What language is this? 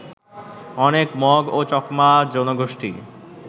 Bangla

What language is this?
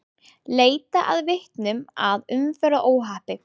Icelandic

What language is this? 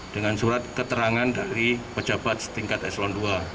Indonesian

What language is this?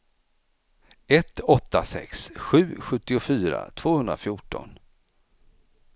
Swedish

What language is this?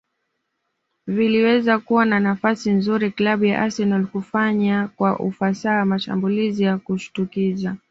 Swahili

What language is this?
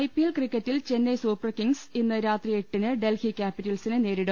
Malayalam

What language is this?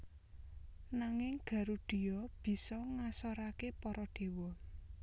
Javanese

